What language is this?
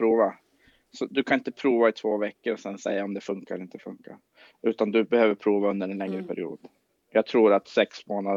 Swedish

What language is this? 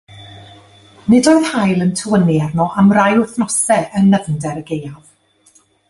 Welsh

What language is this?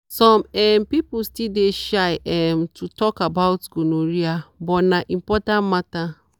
Nigerian Pidgin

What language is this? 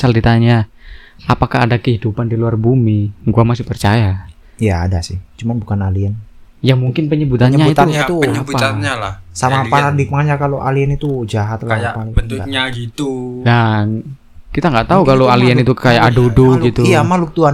Indonesian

